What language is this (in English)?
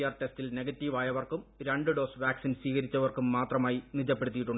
Malayalam